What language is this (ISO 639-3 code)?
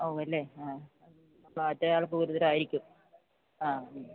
mal